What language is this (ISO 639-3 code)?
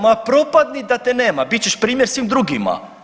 hrv